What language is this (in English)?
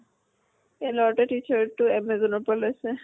Assamese